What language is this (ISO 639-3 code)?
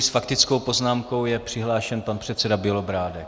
ces